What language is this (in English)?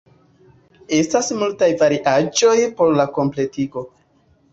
Esperanto